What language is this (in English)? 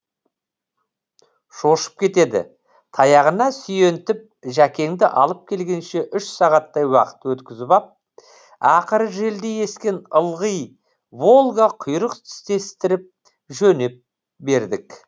Kazakh